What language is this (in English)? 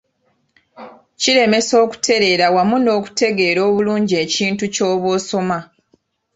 Ganda